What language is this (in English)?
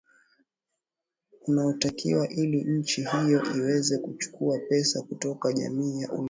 Swahili